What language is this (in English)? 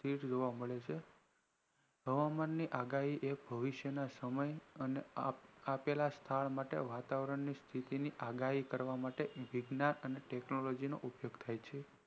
Gujarati